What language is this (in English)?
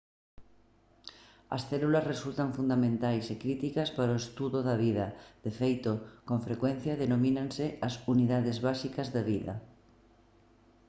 Galician